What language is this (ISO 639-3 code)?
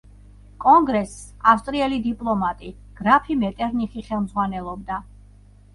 kat